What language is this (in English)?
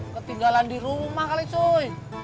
Indonesian